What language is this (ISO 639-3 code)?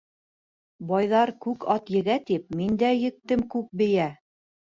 bak